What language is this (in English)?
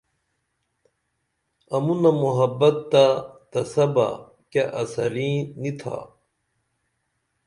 Dameli